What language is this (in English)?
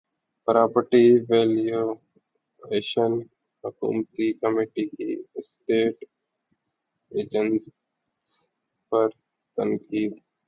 Urdu